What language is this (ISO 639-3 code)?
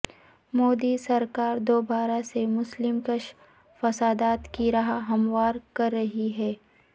urd